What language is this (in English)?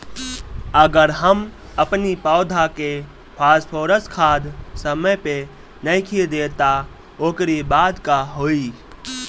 Bhojpuri